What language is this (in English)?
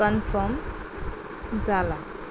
Konkani